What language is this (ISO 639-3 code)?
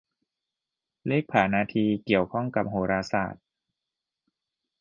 tha